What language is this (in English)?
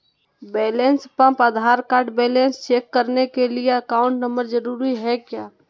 Magahi